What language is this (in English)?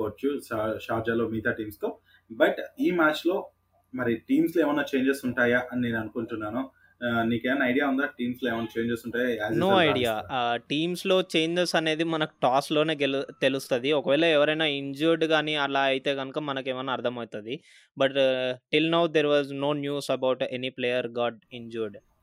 Telugu